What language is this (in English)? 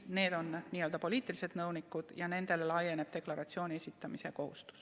Estonian